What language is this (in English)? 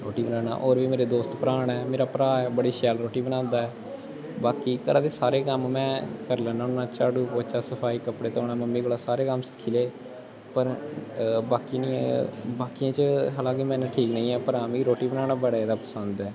Dogri